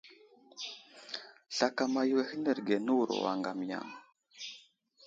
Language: Wuzlam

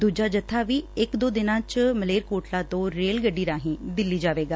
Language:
Punjabi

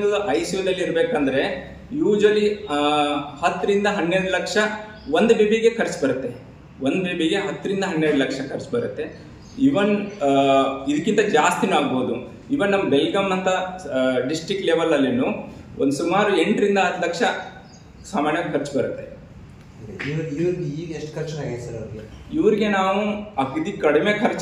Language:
Hindi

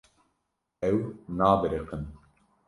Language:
Kurdish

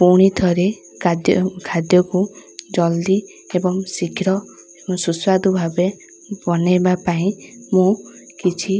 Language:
Odia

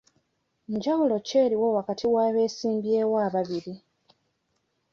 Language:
Ganda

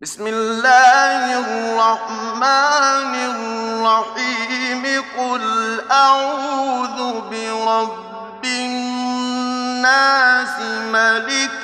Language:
Arabic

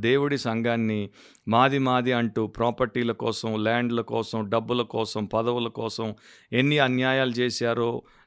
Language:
Telugu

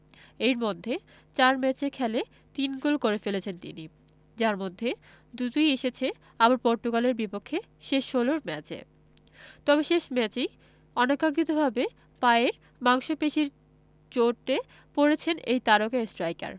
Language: Bangla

